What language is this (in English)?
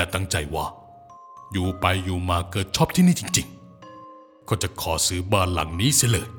Thai